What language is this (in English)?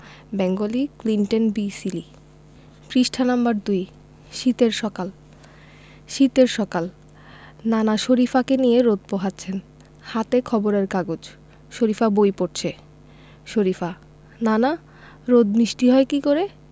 Bangla